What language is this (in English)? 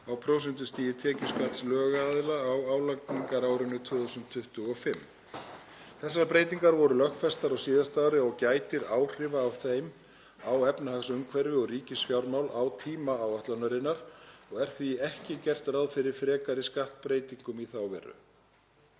Icelandic